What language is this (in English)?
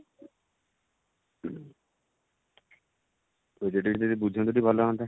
Odia